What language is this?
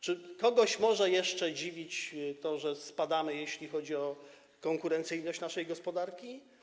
Polish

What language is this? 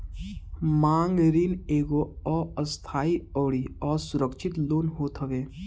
Bhojpuri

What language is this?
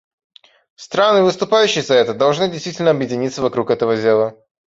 Russian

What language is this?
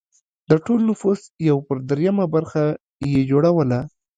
Pashto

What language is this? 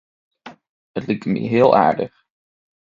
Western Frisian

